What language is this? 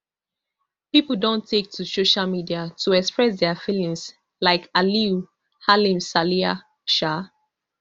Nigerian Pidgin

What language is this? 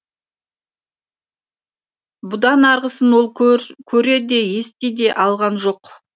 Kazakh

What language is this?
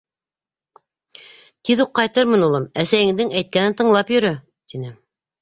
Bashkir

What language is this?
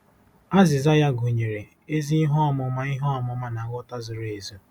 Igbo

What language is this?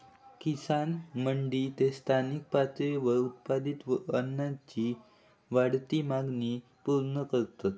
Marathi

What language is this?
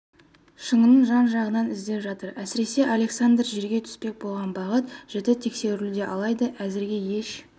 Kazakh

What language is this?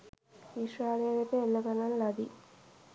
Sinhala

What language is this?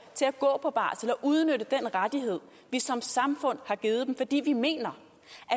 Danish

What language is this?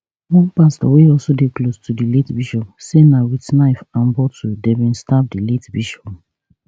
Nigerian Pidgin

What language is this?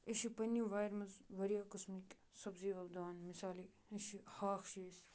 Kashmiri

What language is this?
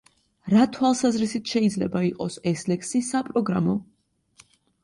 Georgian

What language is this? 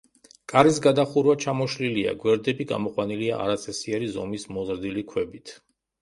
Georgian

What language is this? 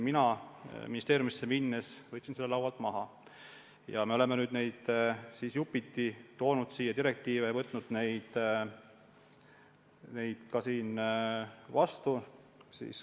Estonian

